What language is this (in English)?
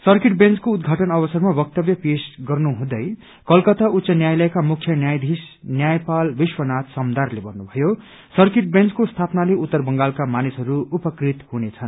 Nepali